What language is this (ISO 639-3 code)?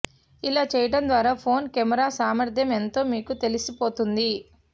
tel